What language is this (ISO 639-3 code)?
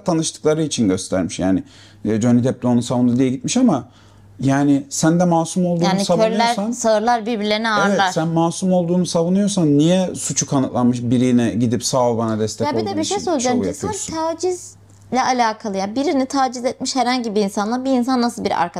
tur